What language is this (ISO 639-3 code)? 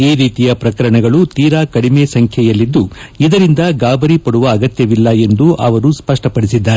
kan